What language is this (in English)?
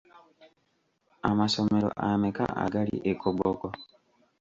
Ganda